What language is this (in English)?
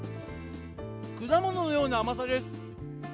Japanese